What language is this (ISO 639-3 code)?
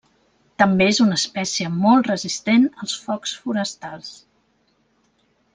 cat